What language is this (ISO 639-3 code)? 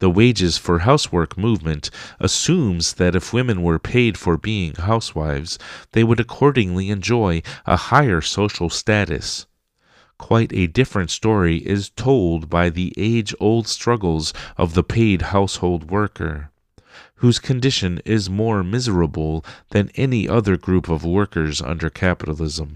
eng